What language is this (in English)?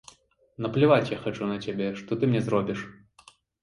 Belarusian